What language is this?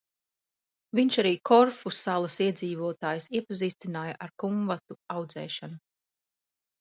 Latvian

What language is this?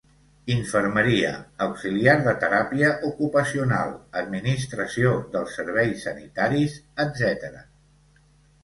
Catalan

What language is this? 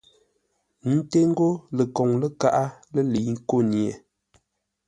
Ngombale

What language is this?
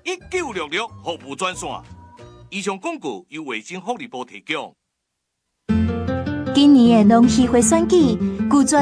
Chinese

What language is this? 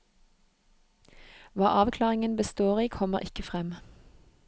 Norwegian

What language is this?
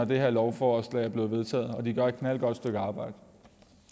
Danish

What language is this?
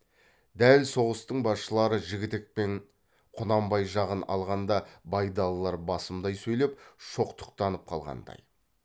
Kazakh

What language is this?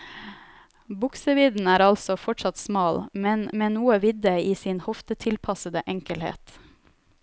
Norwegian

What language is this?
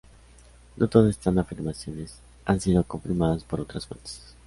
Spanish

